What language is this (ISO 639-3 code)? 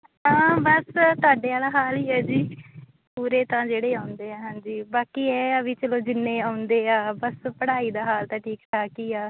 pan